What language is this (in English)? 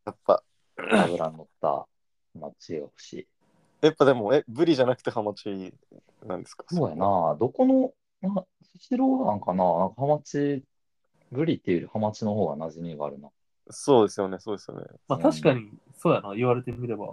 Japanese